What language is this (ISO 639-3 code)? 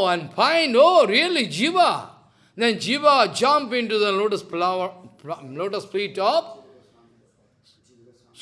eng